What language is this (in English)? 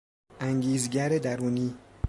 Persian